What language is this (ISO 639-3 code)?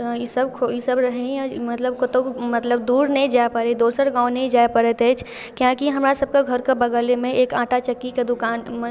mai